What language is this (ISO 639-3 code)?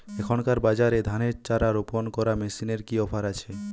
ben